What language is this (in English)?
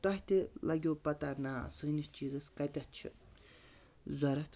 Kashmiri